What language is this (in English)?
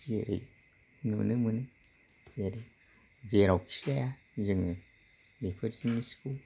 Bodo